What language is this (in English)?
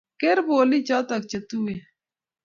Kalenjin